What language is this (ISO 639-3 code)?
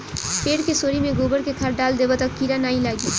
bho